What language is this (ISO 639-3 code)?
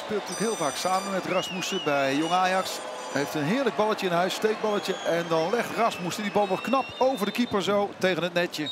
nld